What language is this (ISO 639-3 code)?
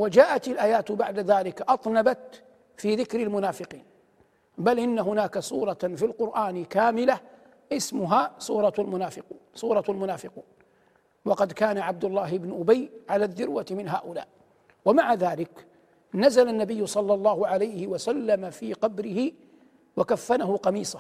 ara